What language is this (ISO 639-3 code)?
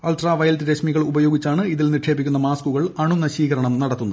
mal